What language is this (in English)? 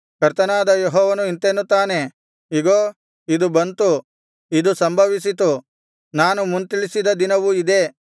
Kannada